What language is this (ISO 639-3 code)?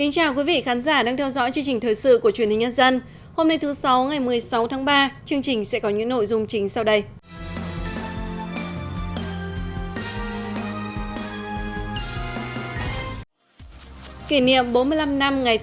vie